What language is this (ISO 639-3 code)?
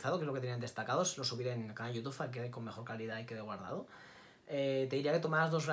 spa